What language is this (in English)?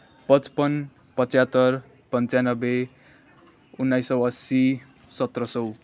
Nepali